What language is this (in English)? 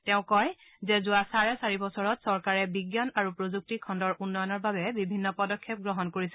Assamese